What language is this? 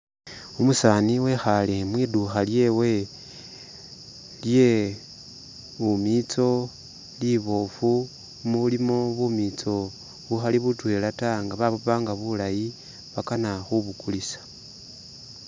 Masaaba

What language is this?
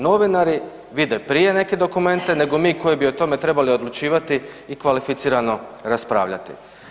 Croatian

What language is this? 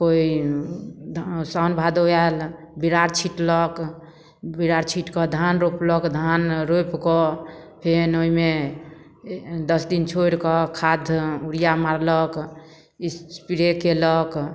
Maithili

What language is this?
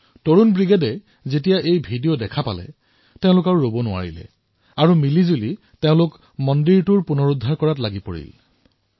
Assamese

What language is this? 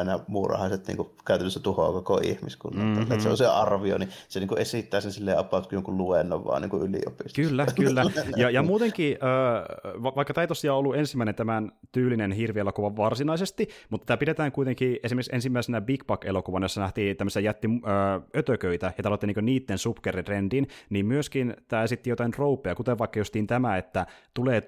Finnish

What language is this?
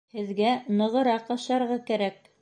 Bashkir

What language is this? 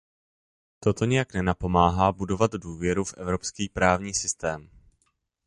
Czech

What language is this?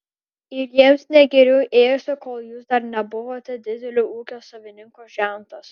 Lithuanian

